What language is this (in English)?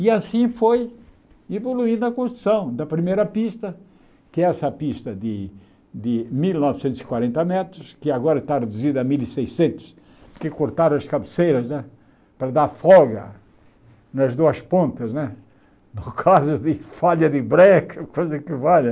Portuguese